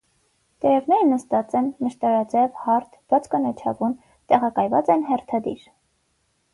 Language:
Armenian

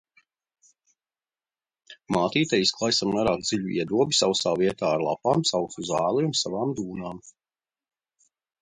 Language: Latvian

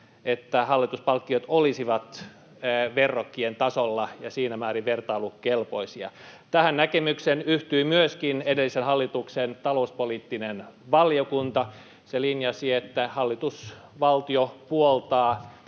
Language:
Finnish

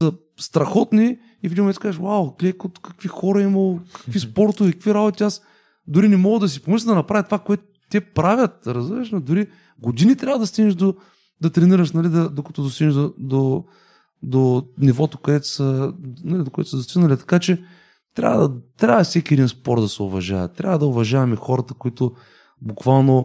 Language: Bulgarian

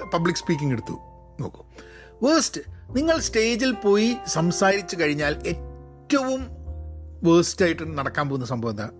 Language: Malayalam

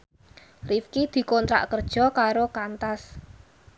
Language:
Javanese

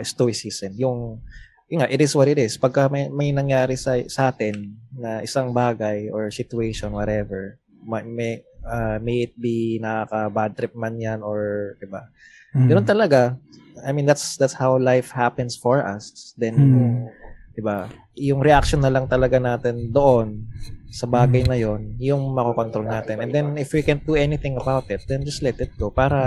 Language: Filipino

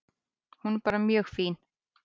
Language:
Icelandic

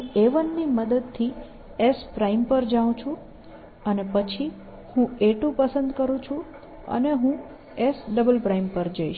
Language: Gujarati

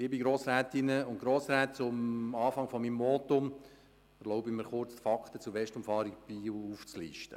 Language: Swiss German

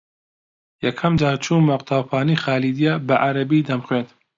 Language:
Central Kurdish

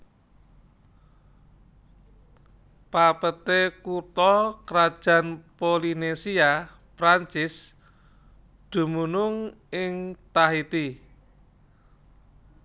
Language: Javanese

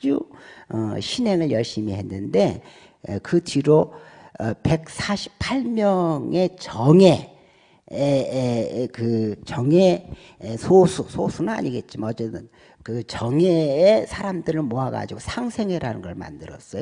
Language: Korean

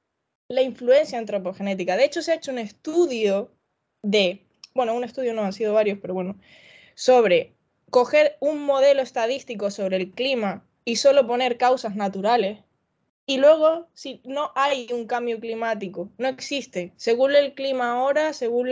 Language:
Spanish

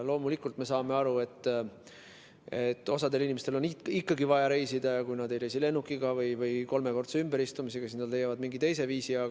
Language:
Estonian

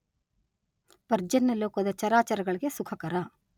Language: Kannada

